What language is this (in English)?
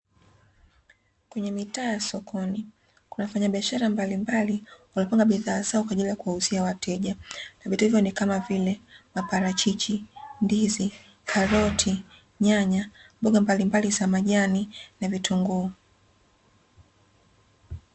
Swahili